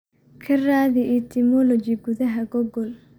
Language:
Somali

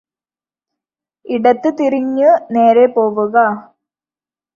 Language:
Malayalam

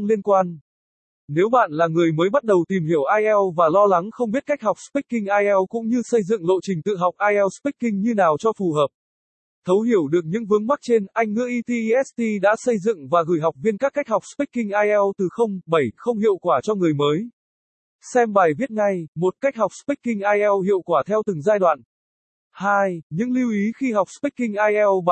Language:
Vietnamese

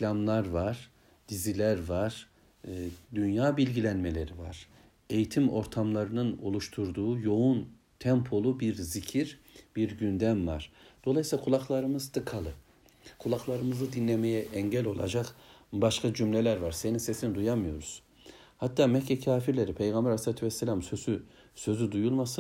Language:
Turkish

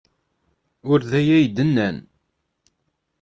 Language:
Kabyle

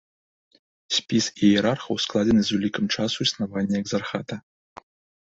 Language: Belarusian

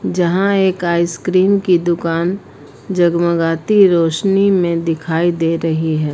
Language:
Hindi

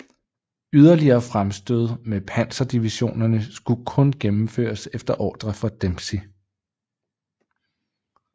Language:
Danish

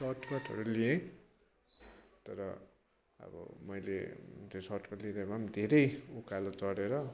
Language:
Nepali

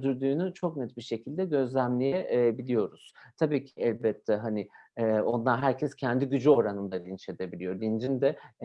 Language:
Turkish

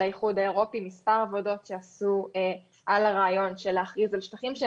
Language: Hebrew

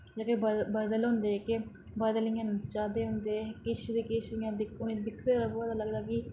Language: Dogri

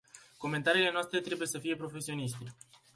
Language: Romanian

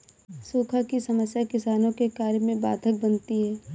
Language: Hindi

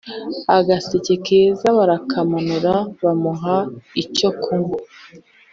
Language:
Kinyarwanda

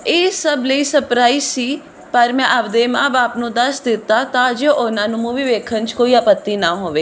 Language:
Punjabi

